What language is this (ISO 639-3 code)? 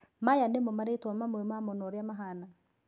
kik